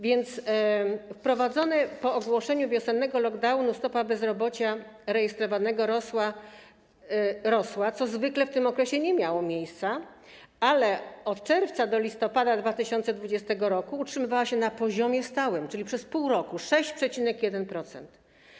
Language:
Polish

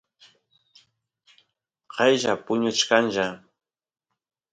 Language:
Santiago del Estero Quichua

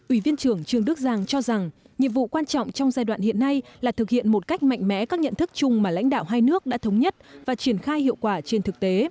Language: Vietnamese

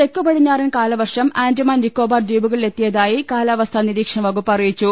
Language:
Malayalam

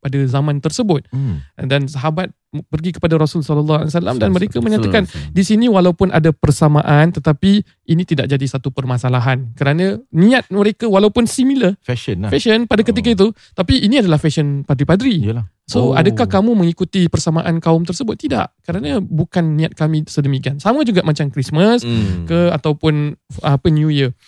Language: Malay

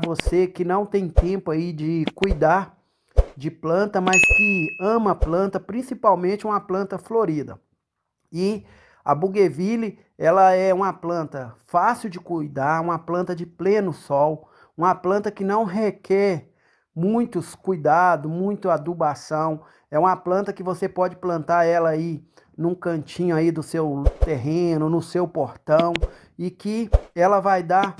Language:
Portuguese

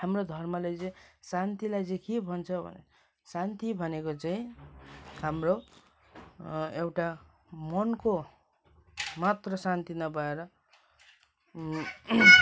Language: Nepali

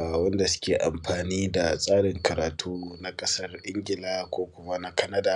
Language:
Hausa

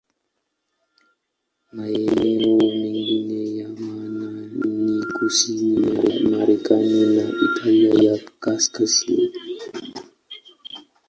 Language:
Swahili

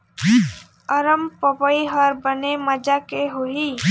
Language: Chhattisgarhi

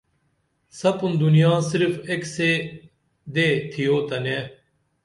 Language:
Dameli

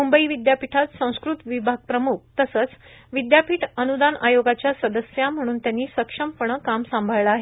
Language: Marathi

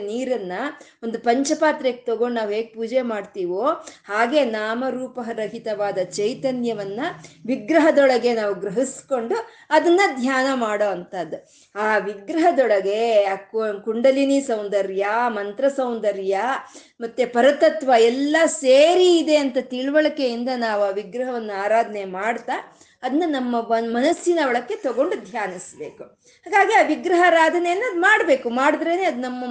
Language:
Kannada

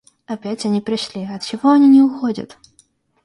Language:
Russian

